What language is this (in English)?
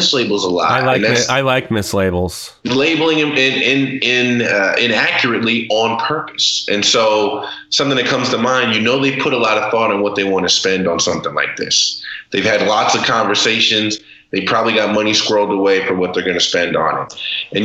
English